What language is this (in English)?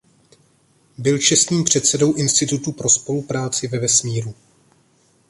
Czech